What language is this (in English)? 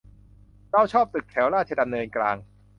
Thai